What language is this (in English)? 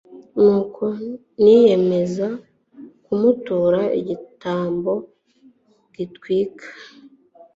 Kinyarwanda